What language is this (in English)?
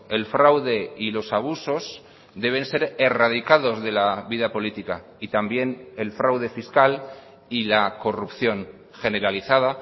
Spanish